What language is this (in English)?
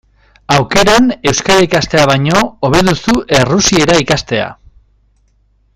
Basque